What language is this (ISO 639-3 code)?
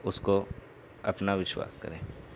urd